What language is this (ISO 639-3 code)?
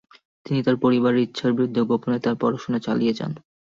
ben